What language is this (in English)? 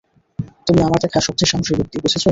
Bangla